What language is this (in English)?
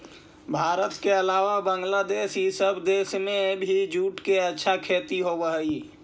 Magahi